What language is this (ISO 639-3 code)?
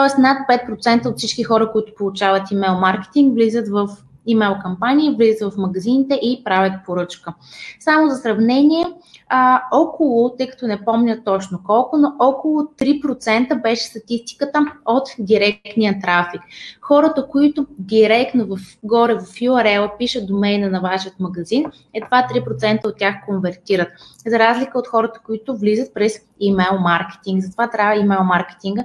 bul